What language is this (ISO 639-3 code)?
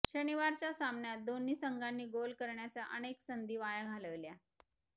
mar